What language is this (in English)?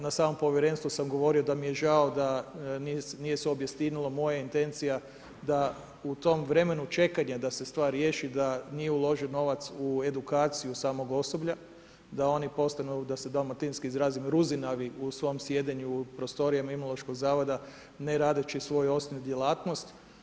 Croatian